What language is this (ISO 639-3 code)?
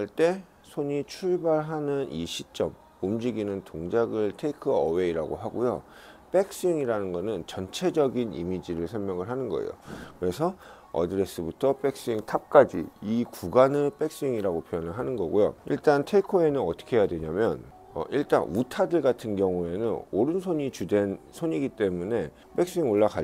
kor